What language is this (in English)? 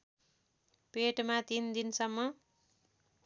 Nepali